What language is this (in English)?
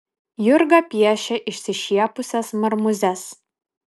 Lithuanian